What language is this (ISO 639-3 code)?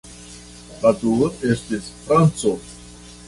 epo